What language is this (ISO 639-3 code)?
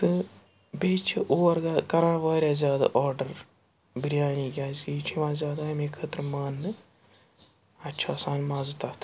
kas